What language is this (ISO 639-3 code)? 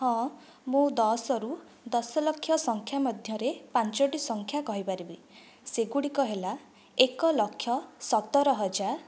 ori